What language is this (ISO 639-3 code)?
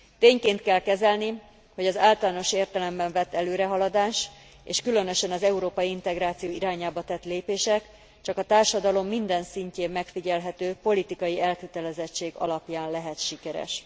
hun